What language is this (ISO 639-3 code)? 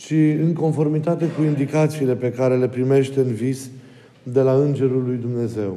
ron